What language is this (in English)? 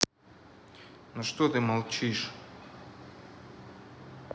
Russian